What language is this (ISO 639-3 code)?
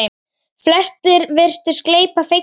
isl